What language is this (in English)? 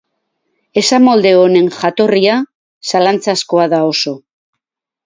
Basque